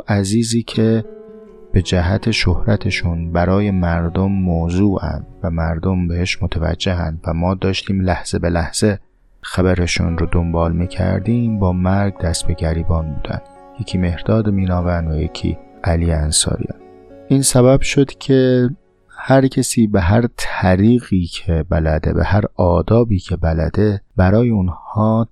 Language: Persian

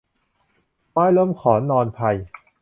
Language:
Thai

